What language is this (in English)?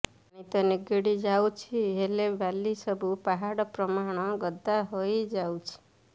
Odia